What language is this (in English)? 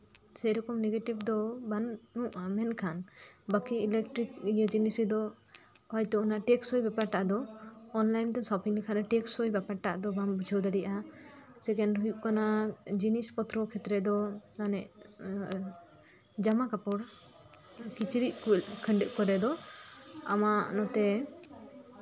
Santali